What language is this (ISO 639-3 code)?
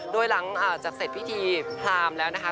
tha